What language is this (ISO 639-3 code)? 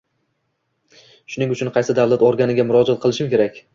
uzb